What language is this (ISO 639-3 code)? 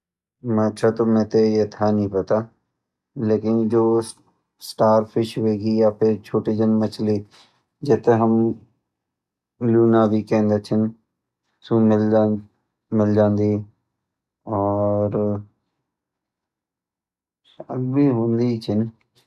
gbm